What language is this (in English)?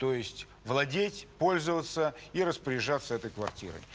Russian